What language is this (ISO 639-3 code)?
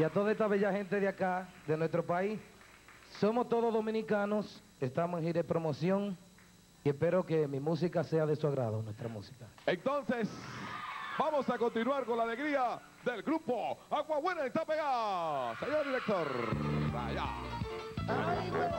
spa